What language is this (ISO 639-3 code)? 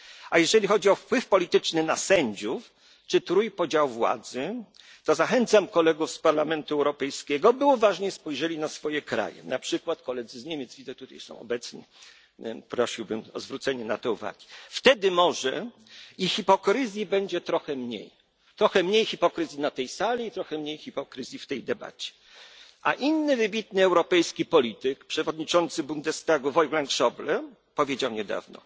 pol